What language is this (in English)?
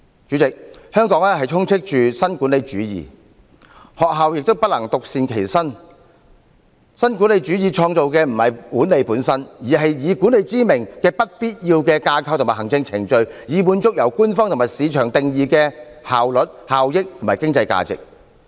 Cantonese